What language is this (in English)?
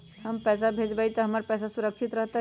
Magahi